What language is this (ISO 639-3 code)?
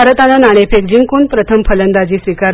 mar